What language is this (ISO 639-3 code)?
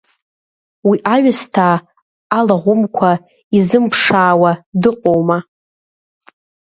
abk